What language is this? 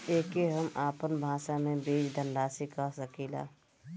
Bhojpuri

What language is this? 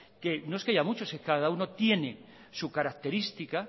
Spanish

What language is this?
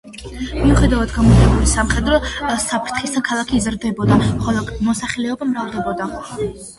Georgian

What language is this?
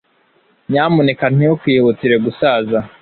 Kinyarwanda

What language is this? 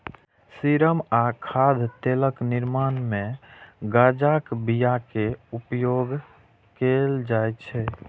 Maithili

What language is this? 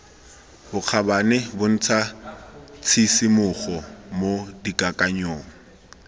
Tswana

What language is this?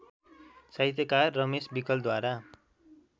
Nepali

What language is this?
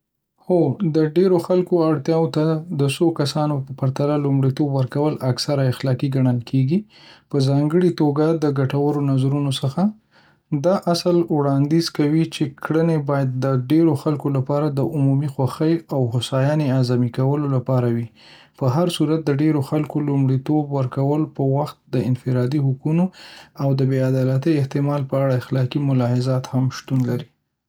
Pashto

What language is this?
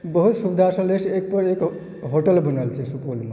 Maithili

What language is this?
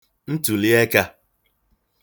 Igbo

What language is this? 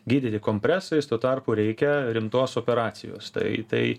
Lithuanian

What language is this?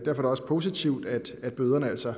Danish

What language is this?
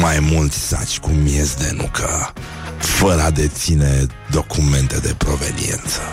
Romanian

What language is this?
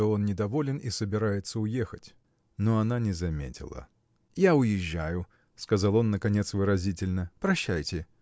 Russian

